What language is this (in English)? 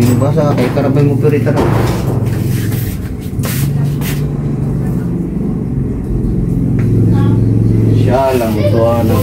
Filipino